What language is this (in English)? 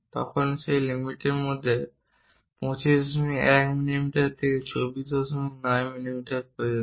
Bangla